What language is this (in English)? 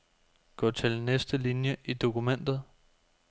Danish